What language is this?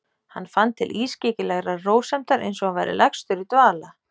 Icelandic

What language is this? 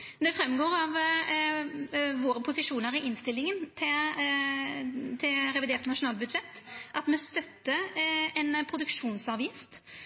Norwegian Nynorsk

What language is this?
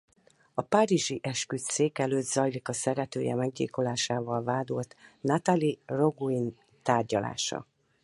Hungarian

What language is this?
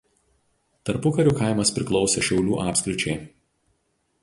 Lithuanian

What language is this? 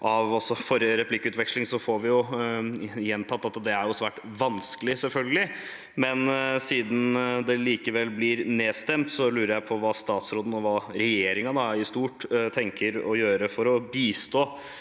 Norwegian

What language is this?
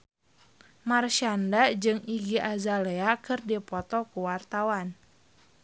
Sundanese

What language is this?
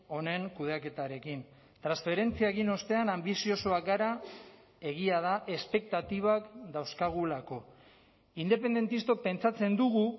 Basque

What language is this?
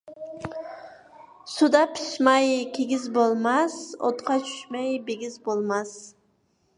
Uyghur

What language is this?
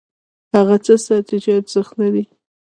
Pashto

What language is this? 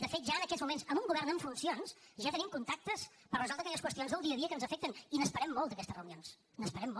Catalan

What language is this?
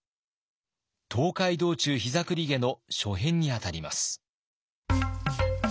Japanese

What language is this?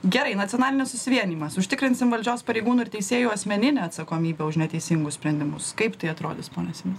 Lithuanian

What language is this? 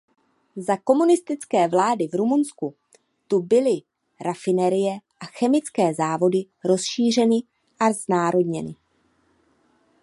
Czech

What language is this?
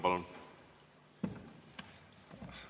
Estonian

